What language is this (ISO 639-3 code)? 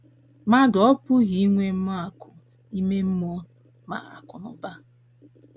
ibo